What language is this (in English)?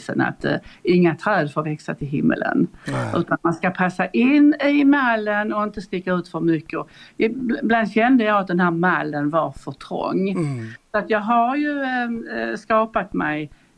Swedish